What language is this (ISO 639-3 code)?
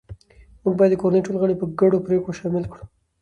pus